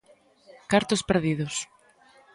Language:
Galician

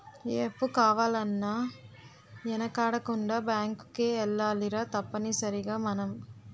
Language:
Telugu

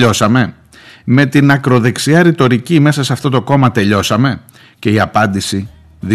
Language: Greek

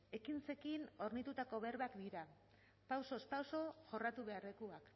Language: Basque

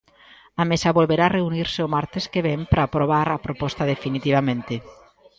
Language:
Galician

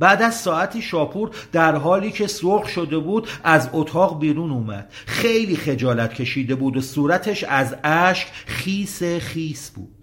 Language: Persian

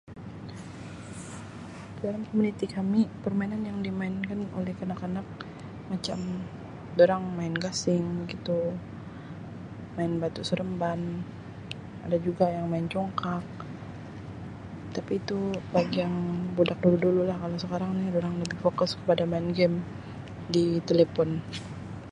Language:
Sabah Malay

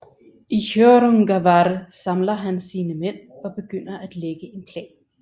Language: Danish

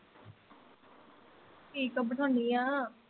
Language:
Punjabi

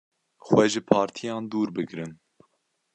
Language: Kurdish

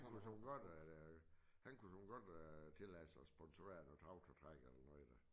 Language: Danish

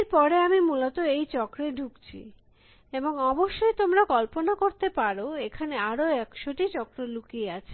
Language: Bangla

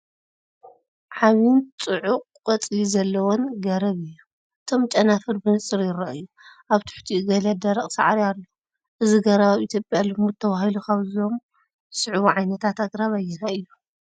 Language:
Tigrinya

